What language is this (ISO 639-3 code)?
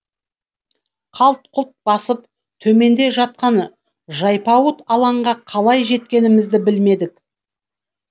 kaz